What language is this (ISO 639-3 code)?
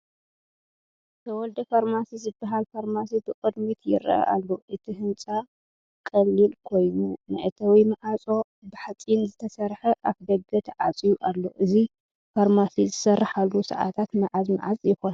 tir